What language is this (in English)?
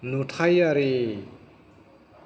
Bodo